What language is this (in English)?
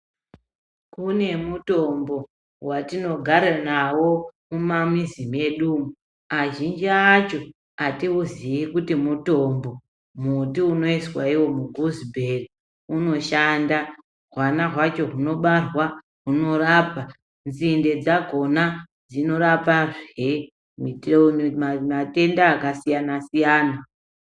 Ndau